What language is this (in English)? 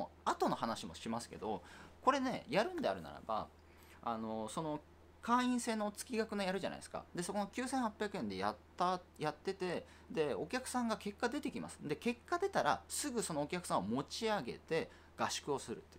Japanese